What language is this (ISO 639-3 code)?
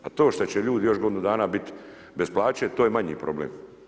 hrv